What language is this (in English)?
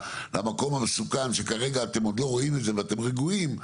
Hebrew